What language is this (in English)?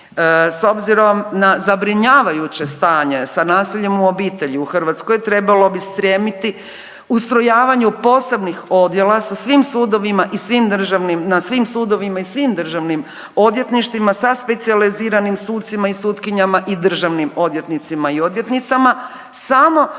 Croatian